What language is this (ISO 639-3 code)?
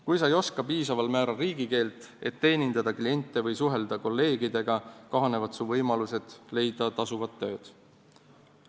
est